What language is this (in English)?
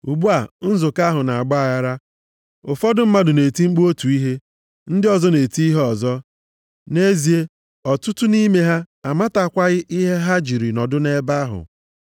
Igbo